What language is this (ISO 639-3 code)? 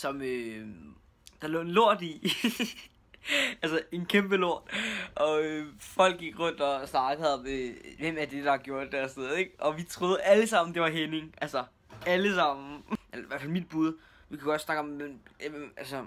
dan